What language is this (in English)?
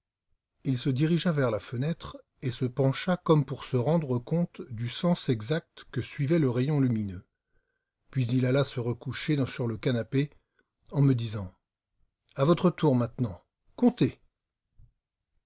French